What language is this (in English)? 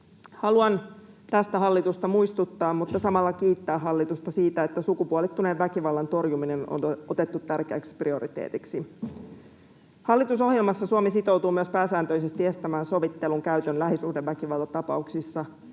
Finnish